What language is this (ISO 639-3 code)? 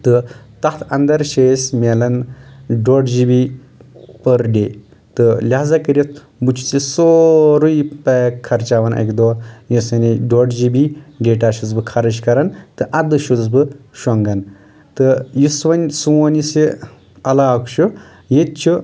kas